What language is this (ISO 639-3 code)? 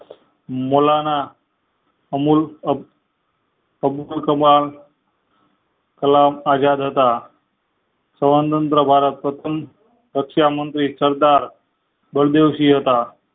guj